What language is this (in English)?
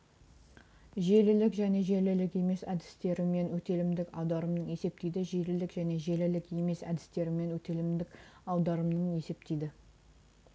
Kazakh